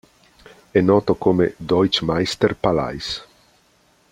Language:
Italian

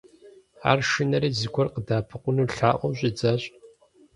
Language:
Kabardian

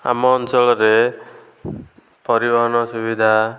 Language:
Odia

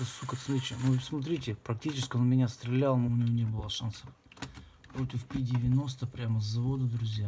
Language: Russian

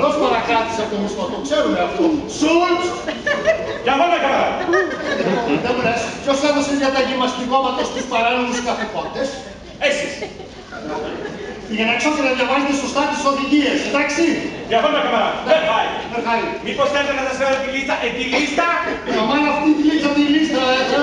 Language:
Greek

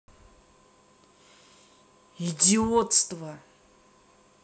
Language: Russian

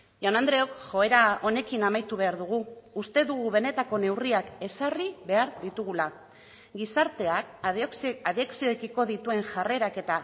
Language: Basque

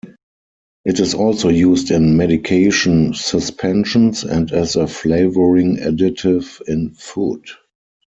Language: English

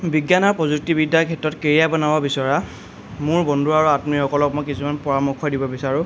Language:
Assamese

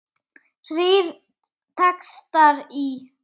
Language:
Icelandic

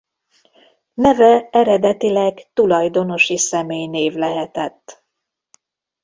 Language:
Hungarian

